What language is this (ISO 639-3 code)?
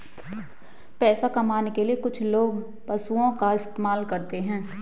hin